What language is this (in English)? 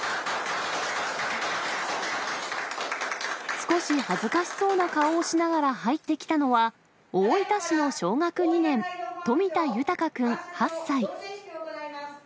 Japanese